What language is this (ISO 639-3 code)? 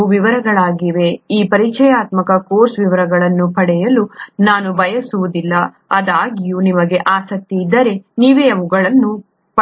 kan